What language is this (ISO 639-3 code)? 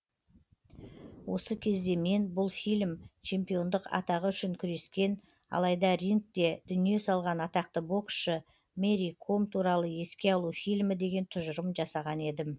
kaz